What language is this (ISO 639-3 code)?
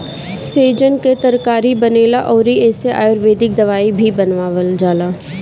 bho